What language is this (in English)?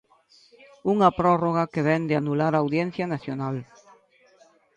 Galician